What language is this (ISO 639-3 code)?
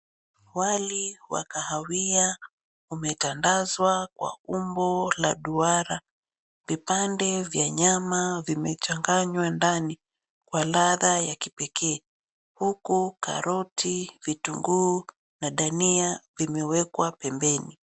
swa